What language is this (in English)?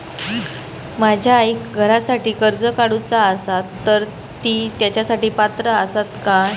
Marathi